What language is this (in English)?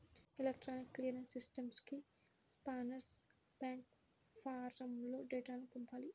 Telugu